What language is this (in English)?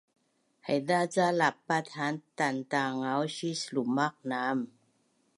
Bunun